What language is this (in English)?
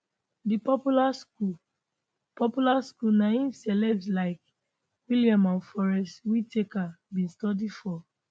Nigerian Pidgin